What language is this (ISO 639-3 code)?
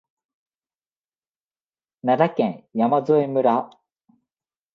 jpn